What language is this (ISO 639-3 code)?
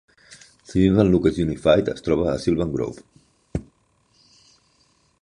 cat